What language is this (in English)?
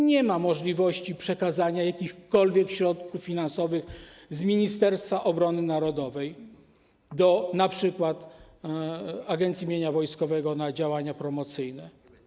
Polish